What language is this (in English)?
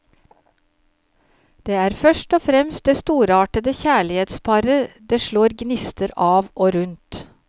Norwegian